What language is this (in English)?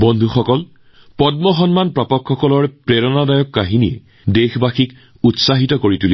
Assamese